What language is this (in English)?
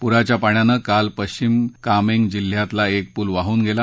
Marathi